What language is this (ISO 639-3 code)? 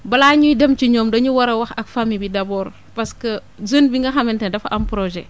wol